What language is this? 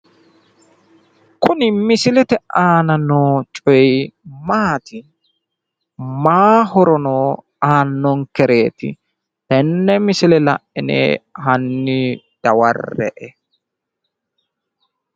Sidamo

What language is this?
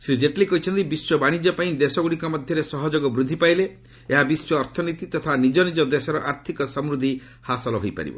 Odia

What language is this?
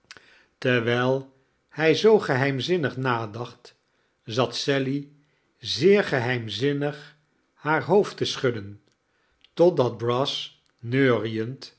Dutch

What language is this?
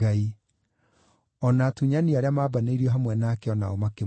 Kikuyu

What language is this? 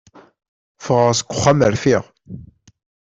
Kabyle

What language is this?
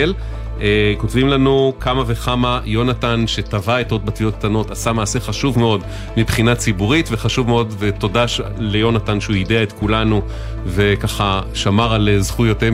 Hebrew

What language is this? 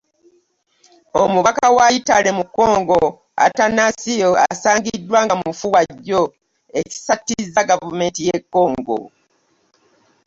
Ganda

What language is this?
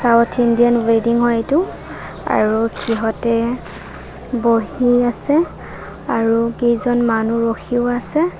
Assamese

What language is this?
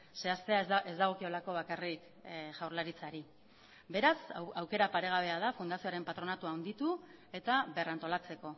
Basque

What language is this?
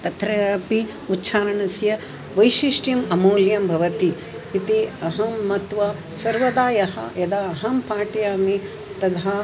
Sanskrit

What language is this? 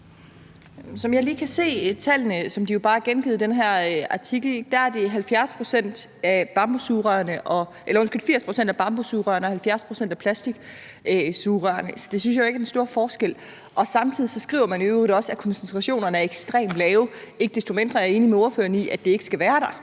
Danish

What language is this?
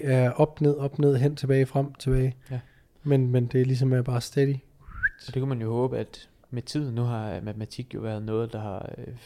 Danish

